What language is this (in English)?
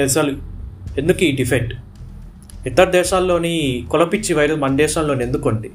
Telugu